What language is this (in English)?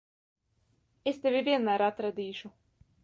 Latvian